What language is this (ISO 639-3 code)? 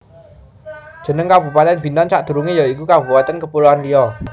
jav